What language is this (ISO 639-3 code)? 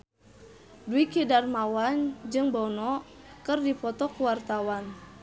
sun